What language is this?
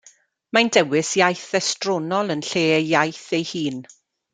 Welsh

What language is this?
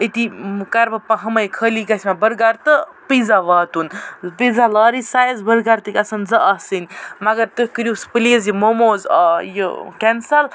Kashmiri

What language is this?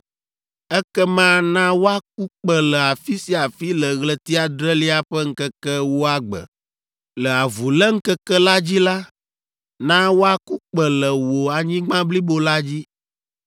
Ewe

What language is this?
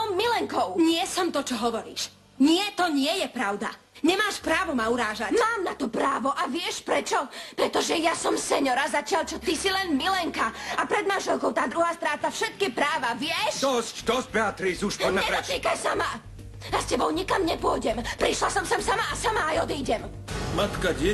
Czech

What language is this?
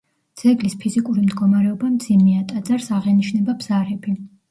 Georgian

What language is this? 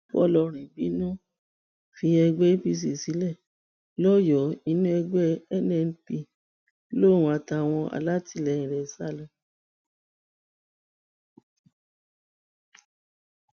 Yoruba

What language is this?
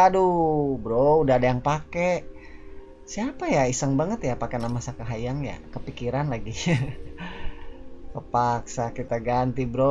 Indonesian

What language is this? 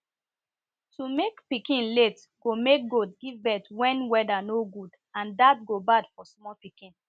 Nigerian Pidgin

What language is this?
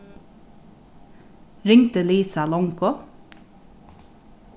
Faroese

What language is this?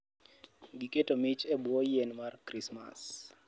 Luo (Kenya and Tanzania)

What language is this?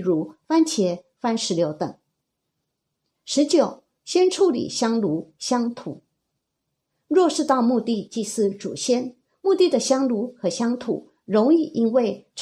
Chinese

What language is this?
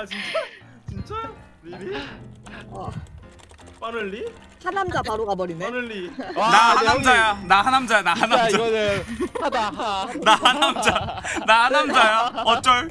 Korean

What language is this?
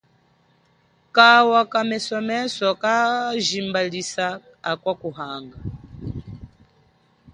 Chokwe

